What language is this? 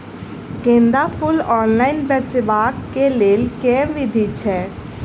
Maithili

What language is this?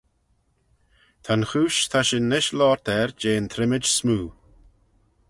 Manx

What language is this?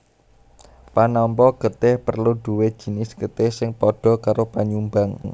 Javanese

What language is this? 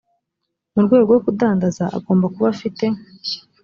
Kinyarwanda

